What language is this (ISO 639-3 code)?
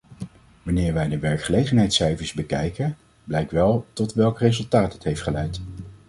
nld